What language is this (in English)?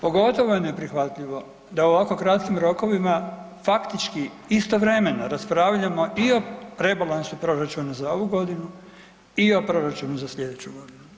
Croatian